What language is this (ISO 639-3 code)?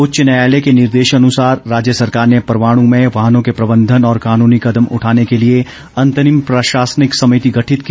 hin